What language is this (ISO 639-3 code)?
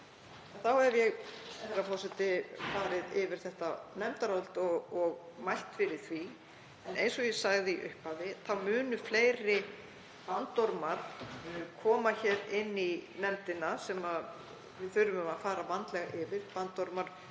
isl